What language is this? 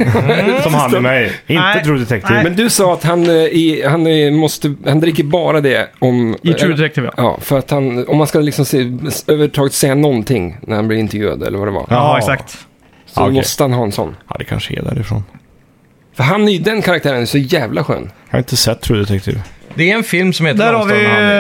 Swedish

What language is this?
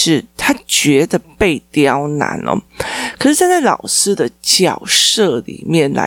Chinese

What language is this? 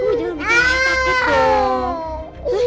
Indonesian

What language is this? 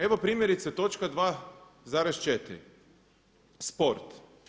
Croatian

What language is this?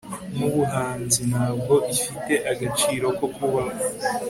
Kinyarwanda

